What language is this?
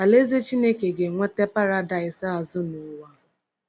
Igbo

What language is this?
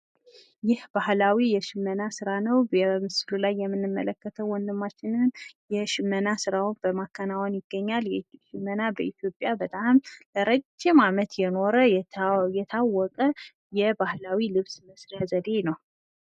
Amharic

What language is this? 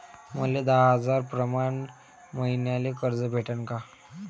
Marathi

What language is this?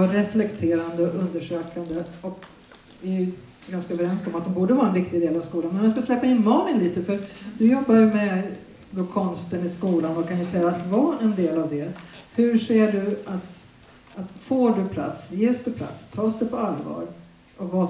Swedish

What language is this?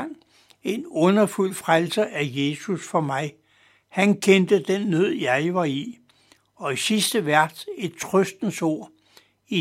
Danish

